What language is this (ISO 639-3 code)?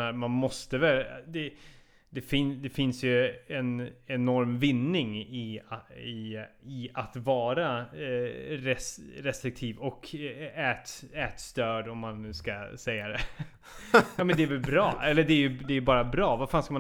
swe